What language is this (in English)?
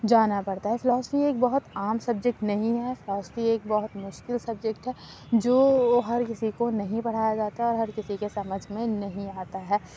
Urdu